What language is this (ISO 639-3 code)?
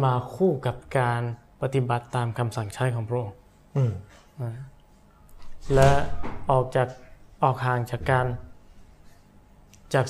tha